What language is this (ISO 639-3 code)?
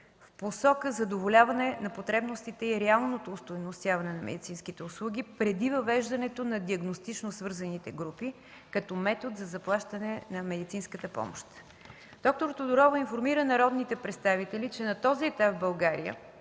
bul